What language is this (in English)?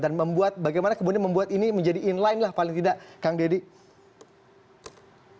Indonesian